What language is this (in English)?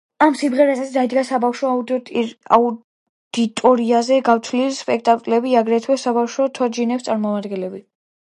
Georgian